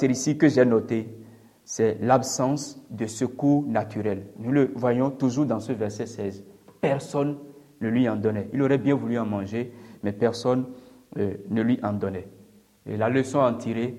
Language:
French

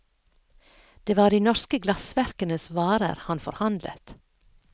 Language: Norwegian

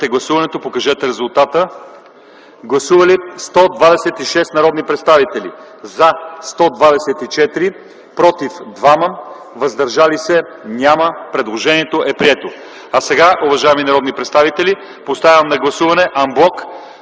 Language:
Bulgarian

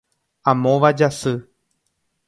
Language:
Guarani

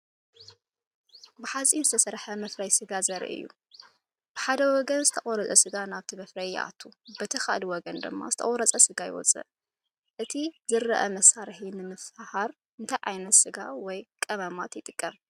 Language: Tigrinya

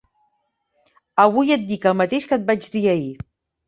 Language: Catalan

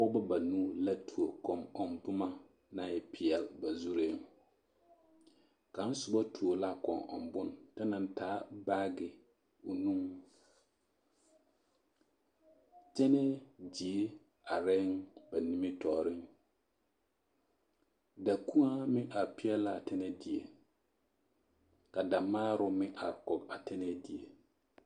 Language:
Southern Dagaare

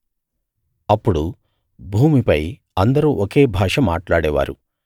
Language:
Telugu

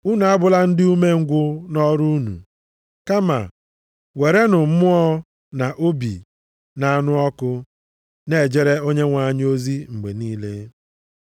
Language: Igbo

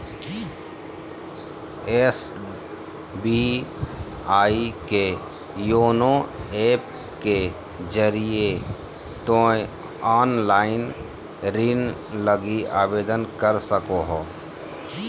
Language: Magahi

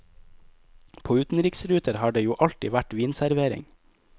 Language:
Norwegian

